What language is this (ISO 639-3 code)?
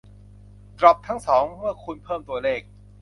tha